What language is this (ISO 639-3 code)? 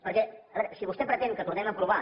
cat